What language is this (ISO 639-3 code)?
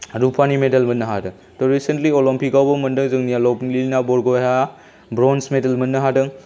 brx